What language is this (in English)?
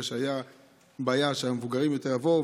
Hebrew